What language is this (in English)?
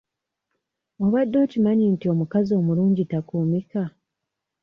Ganda